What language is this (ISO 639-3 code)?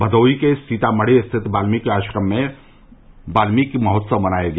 hin